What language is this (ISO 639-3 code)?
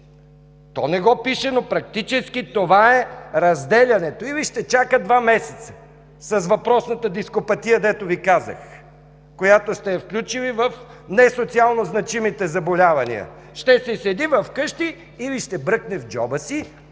bul